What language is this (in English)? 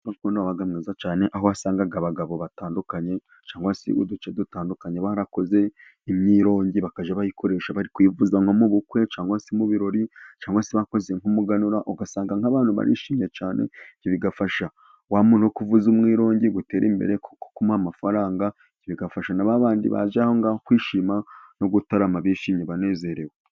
Kinyarwanda